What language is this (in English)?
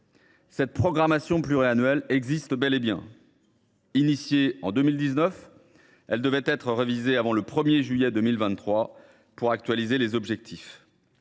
French